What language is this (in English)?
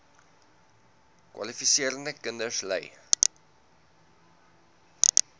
Afrikaans